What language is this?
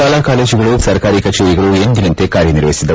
Kannada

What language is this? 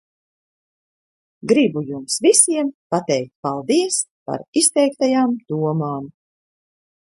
Latvian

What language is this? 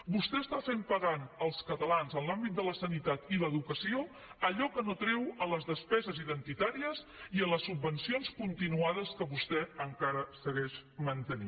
Catalan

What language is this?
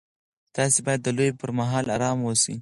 Pashto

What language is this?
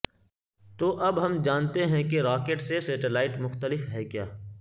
Urdu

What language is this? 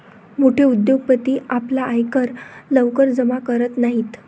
Marathi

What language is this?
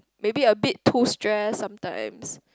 English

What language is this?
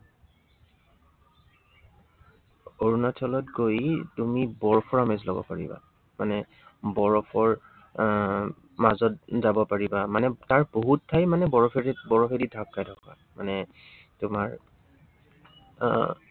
Assamese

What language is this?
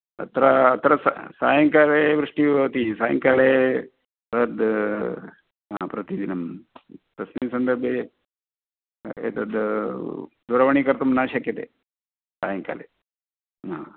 Sanskrit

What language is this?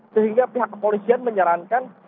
Indonesian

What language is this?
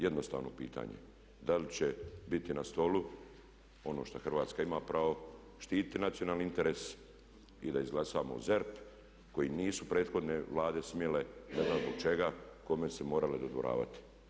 Croatian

